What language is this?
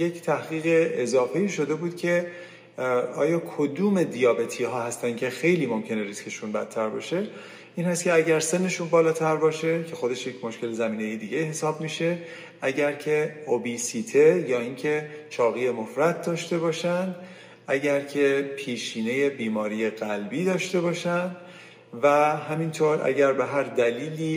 Persian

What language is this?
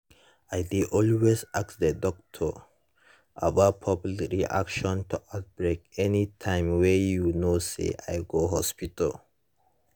Nigerian Pidgin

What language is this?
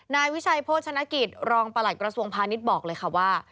Thai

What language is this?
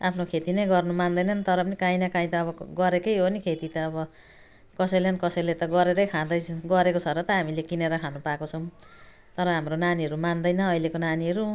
Nepali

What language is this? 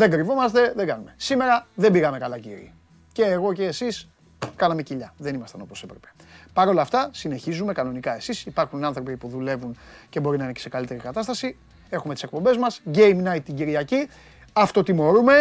Greek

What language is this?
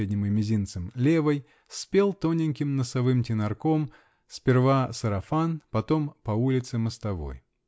Russian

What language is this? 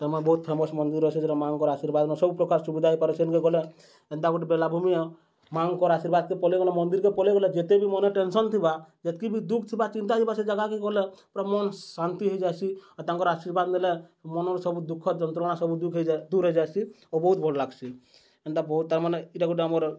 Odia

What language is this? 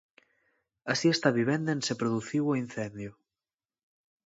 Galician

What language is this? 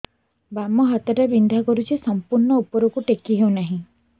Odia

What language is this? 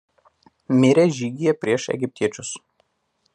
Lithuanian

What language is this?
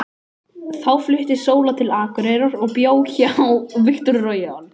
Icelandic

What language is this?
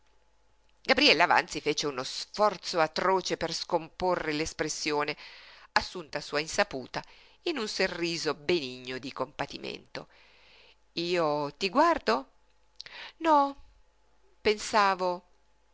Italian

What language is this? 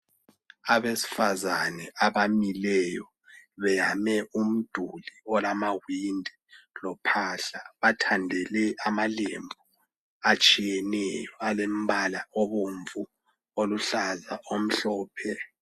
North Ndebele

